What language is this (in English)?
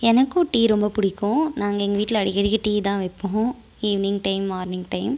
Tamil